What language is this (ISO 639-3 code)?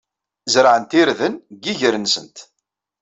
kab